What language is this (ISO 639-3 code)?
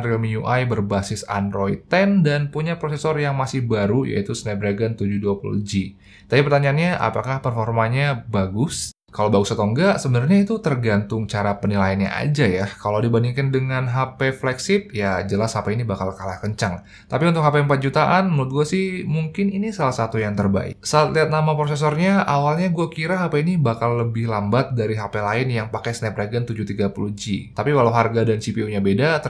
ind